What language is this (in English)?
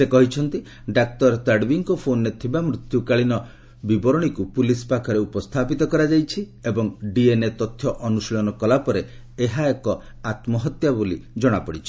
Odia